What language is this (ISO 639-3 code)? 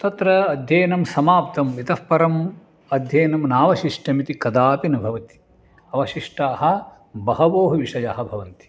san